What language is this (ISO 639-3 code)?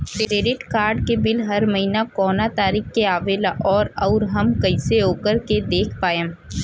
bho